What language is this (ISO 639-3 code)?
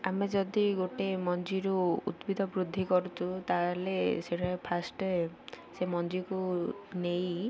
ori